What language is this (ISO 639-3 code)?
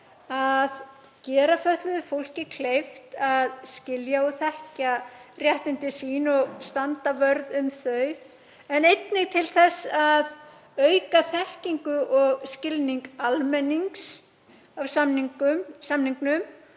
isl